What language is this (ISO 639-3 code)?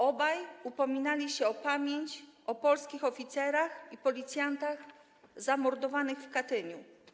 pol